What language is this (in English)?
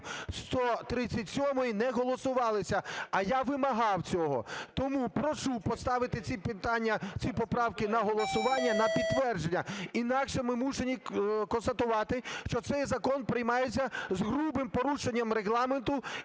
Ukrainian